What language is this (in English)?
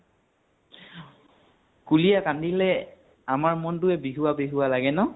Assamese